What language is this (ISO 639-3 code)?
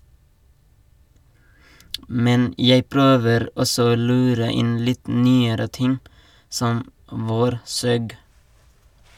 nor